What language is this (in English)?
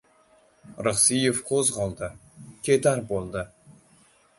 Uzbek